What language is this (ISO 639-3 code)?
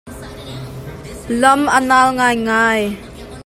cnh